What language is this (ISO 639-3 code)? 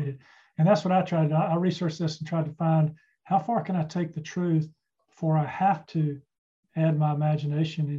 eng